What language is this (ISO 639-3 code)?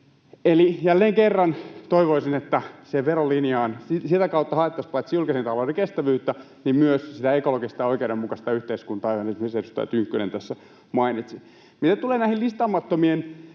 fin